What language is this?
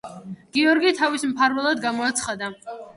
Georgian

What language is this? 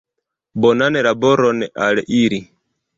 Esperanto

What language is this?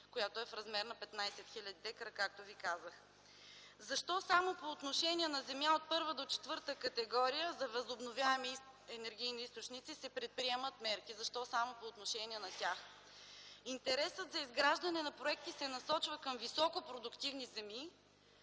Bulgarian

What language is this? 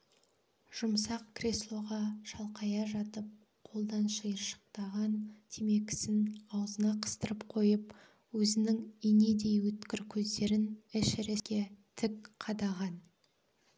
Kazakh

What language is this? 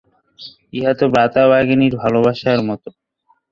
Bangla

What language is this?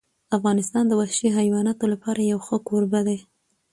Pashto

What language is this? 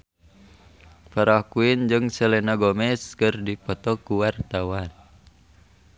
Sundanese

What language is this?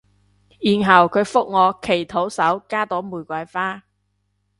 Cantonese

